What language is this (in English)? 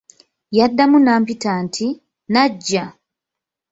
Ganda